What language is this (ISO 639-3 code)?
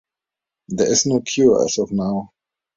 eng